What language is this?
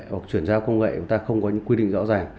Vietnamese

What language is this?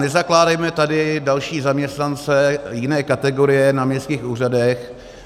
Czech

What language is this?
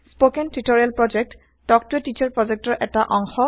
Assamese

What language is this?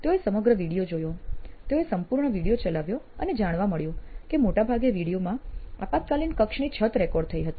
Gujarati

